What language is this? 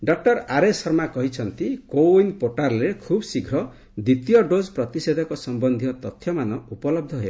Odia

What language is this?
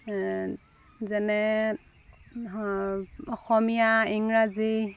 Assamese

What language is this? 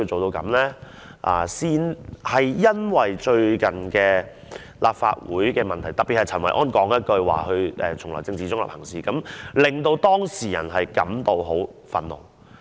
Cantonese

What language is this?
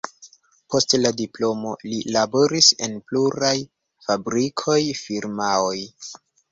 Esperanto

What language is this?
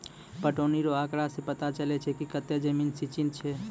Maithili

